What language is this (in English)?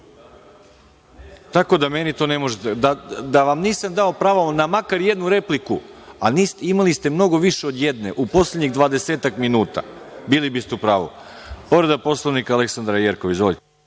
Serbian